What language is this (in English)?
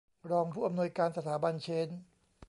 Thai